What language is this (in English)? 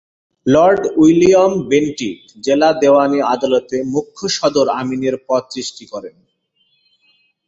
Bangla